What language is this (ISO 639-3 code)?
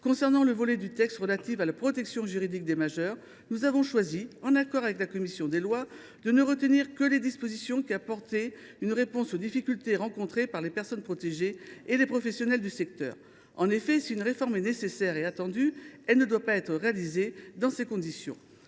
fra